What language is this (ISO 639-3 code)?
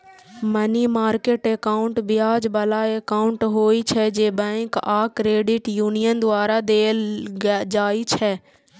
mai